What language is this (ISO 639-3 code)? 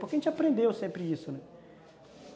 por